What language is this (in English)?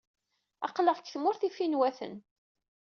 Kabyle